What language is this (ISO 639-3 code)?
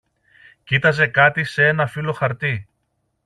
ell